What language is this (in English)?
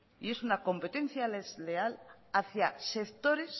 Spanish